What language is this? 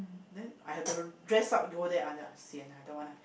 English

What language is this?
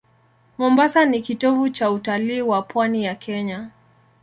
Swahili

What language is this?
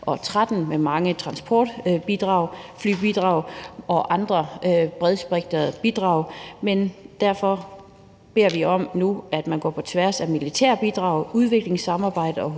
Danish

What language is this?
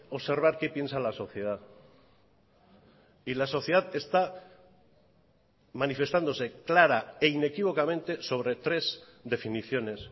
Spanish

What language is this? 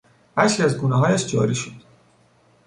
Persian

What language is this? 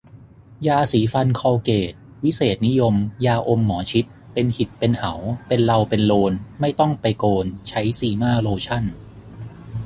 Thai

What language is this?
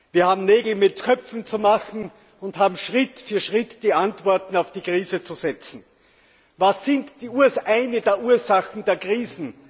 German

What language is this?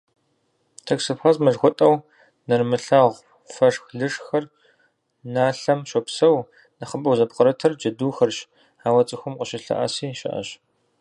Kabardian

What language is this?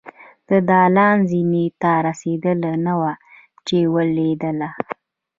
Pashto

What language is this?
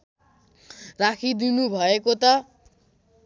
Nepali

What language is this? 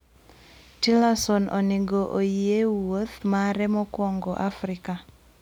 Luo (Kenya and Tanzania)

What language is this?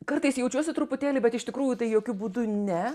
Lithuanian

